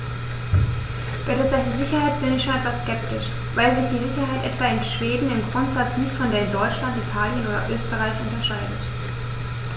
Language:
German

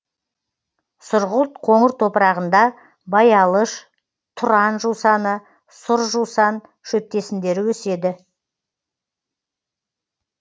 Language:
Kazakh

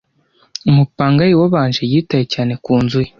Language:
Kinyarwanda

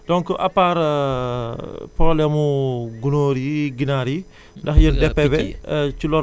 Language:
Wolof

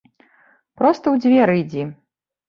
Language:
Belarusian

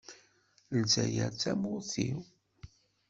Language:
Kabyle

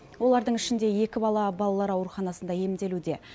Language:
Kazakh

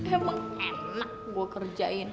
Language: Indonesian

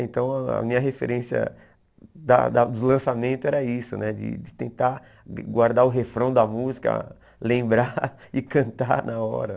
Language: Portuguese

